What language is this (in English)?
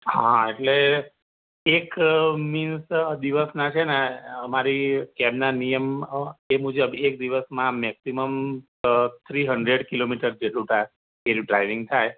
Gujarati